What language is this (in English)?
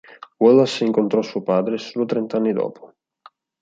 Italian